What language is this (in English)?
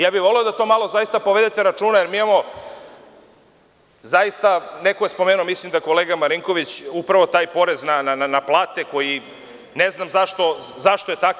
Serbian